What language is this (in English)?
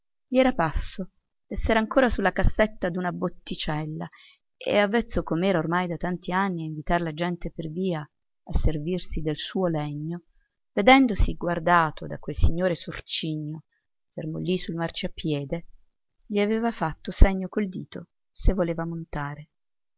Italian